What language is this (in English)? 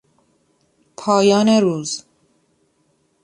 Persian